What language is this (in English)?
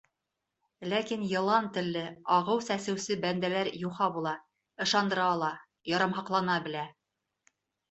Bashkir